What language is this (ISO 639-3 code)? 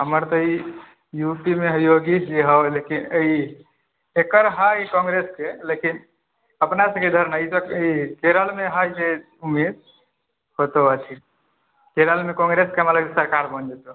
mai